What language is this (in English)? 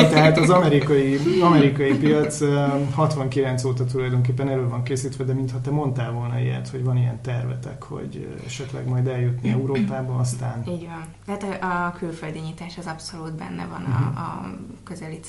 Hungarian